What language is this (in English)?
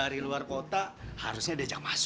Indonesian